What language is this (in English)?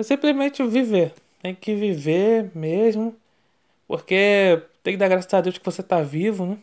Portuguese